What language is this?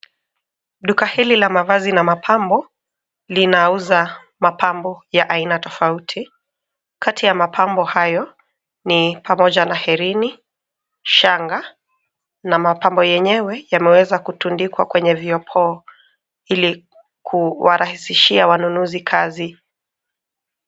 Swahili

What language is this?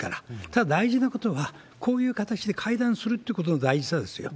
Japanese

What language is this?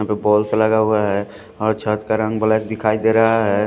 Hindi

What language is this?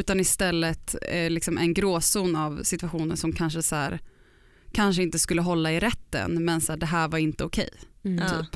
Swedish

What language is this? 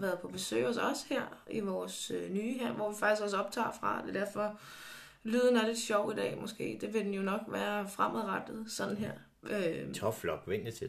Danish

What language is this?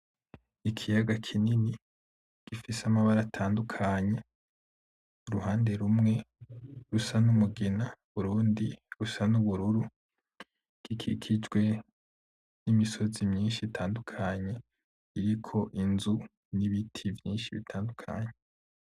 Rundi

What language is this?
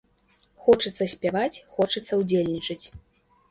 Belarusian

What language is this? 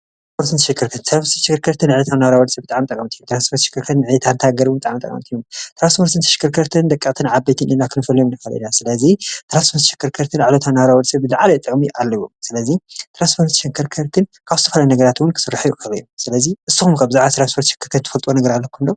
Tigrinya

